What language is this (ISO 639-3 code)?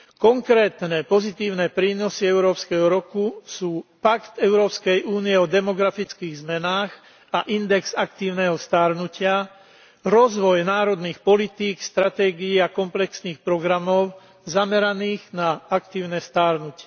slk